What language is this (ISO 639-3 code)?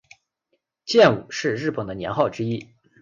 zho